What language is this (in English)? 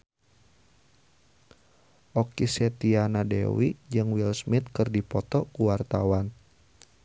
Sundanese